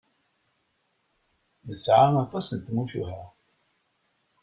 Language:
Kabyle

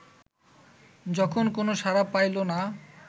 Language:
Bangla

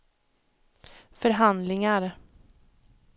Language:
Swedish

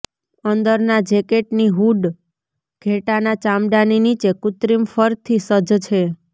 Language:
Gujarati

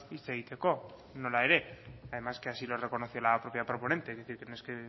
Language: Spanish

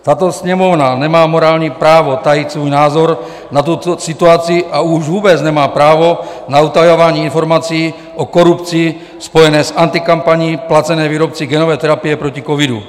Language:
Czech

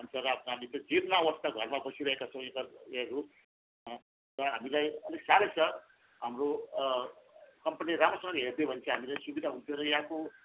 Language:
Nepali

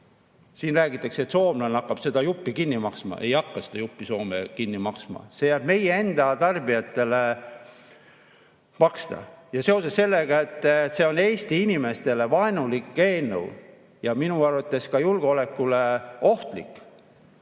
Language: Estonian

